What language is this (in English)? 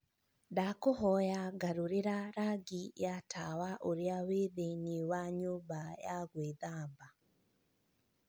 Kikuyu